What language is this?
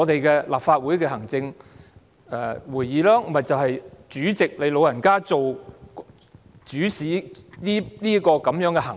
Cantonese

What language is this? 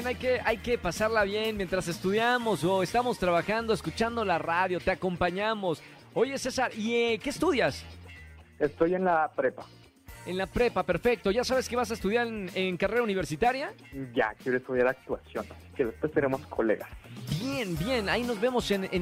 Spanish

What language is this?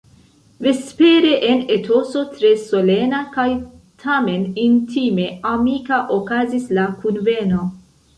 Esperanto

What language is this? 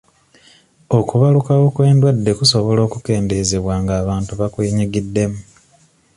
Ganda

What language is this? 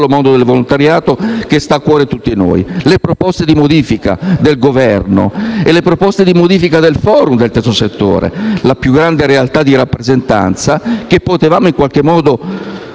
Italian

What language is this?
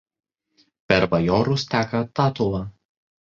Lithuanian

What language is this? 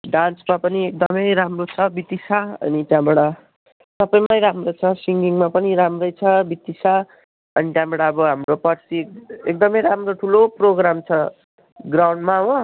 Nepali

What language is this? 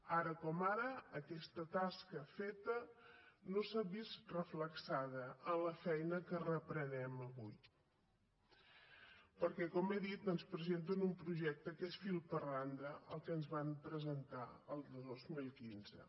Catalan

